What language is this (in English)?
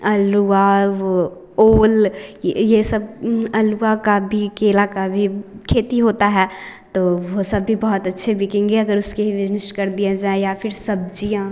Hindi